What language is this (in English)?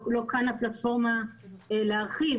Hebrew